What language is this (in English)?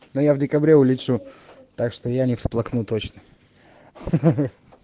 Russian